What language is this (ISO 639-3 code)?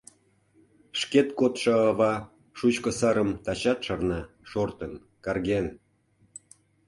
chm